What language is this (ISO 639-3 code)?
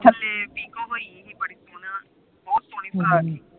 pan